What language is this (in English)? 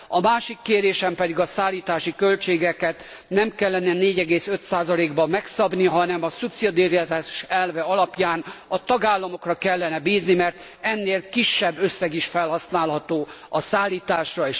Hungarian